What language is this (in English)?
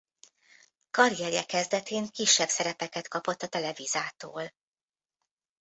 Hungarian